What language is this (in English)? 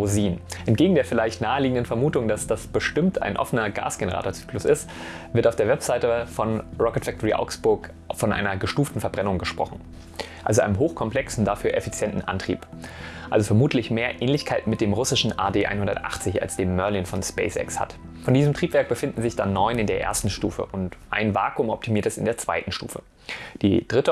German